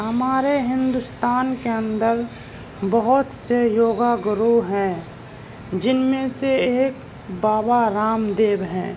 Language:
Urdu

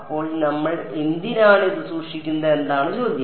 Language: Malayalam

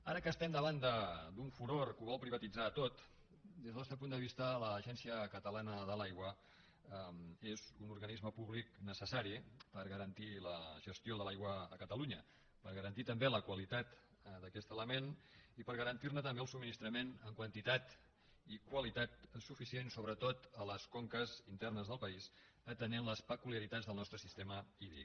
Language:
Catalan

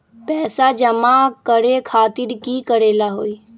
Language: Magahi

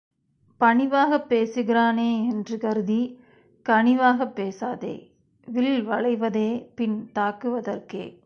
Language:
Tamil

